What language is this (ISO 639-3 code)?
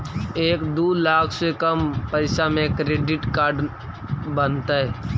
mag